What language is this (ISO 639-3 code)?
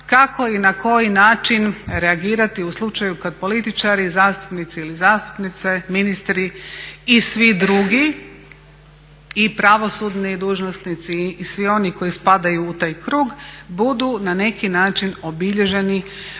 hrv